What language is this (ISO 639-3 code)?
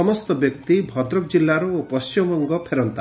ori